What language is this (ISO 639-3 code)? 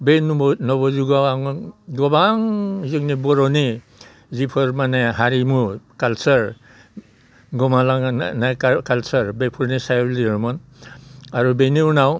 brx